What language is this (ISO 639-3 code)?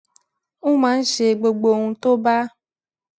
yor